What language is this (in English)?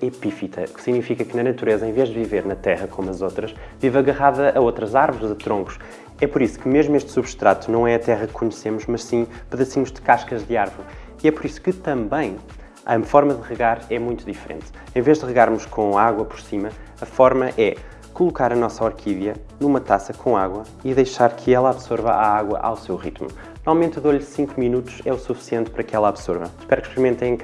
Portuguese